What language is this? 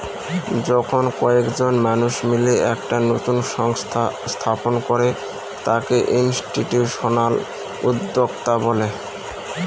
Bangla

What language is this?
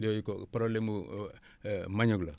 Wolof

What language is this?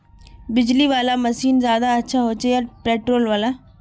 Magahi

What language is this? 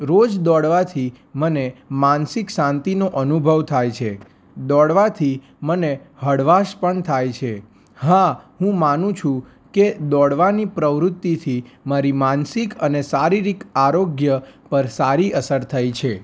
Gujarati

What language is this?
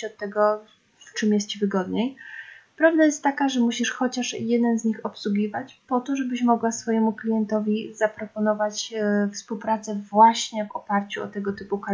Polish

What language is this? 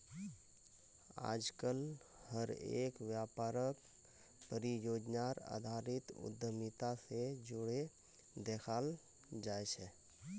Magahi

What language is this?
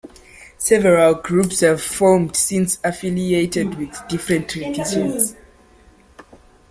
English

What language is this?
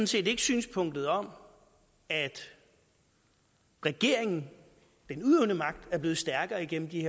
Danish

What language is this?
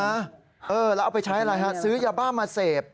Thai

